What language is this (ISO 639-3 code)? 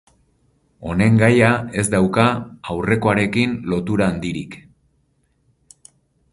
eus